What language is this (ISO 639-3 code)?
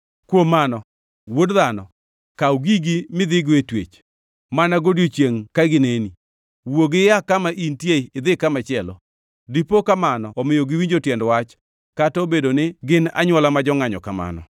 luo